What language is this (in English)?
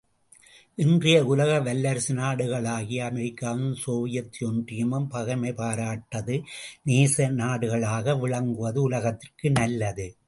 Tamil